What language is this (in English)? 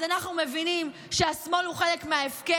Hebrew